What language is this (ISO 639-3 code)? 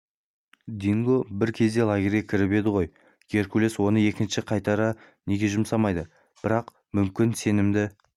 kaz